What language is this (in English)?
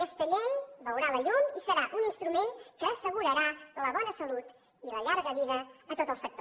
Catalan